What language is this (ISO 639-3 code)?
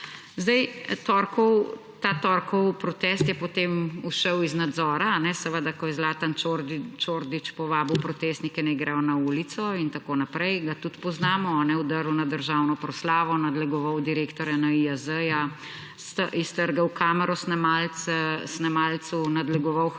slv